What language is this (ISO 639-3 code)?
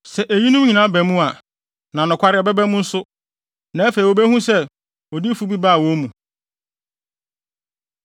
aka